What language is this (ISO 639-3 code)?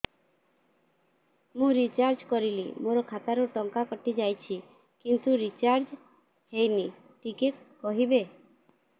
ori